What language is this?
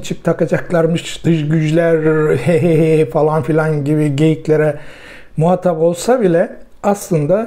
Turkish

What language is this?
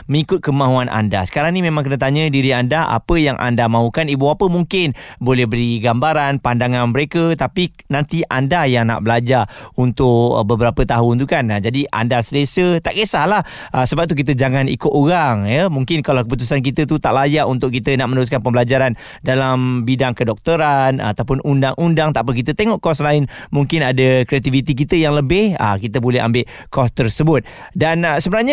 Malay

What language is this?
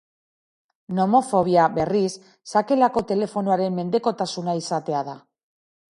Basque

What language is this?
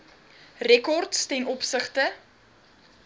Afrikaans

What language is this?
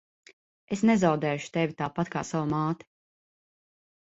Latvian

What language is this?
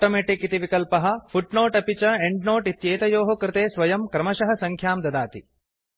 Sanskrit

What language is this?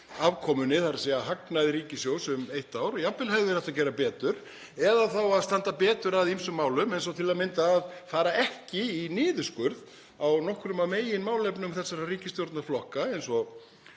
Icelandic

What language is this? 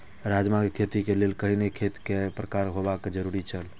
Maithili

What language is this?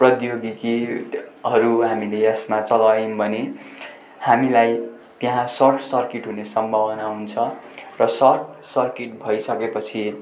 Nepali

